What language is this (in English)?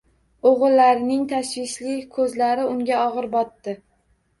Uzbek